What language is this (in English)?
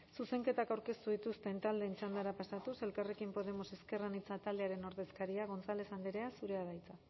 Basque